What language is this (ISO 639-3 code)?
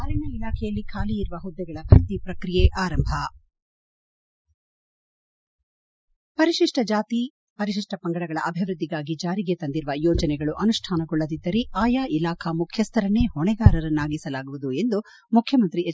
kan